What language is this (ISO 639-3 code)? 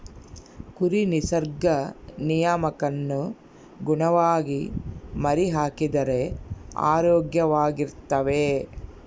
kan